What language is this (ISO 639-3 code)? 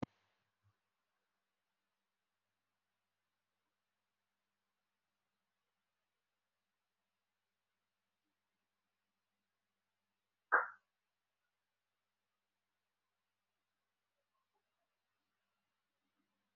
som